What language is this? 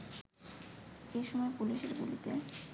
Bangla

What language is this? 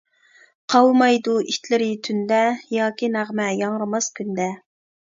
Uyghur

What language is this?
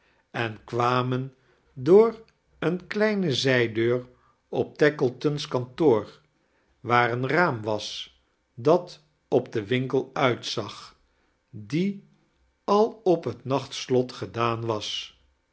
Dutch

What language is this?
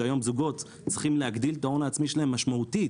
Hebrew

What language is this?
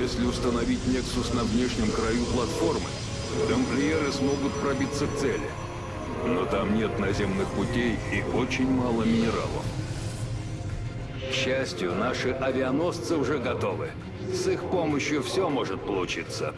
Russian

